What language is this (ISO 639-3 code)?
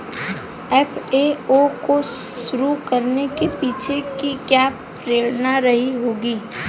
hin